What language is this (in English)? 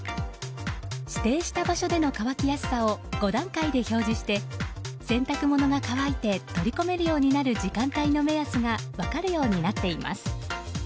Japanese